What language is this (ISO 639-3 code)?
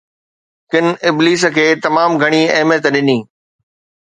snd